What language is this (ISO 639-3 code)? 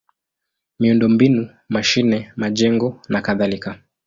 swa